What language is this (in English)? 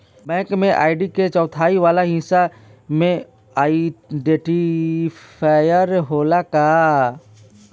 Bhojpuri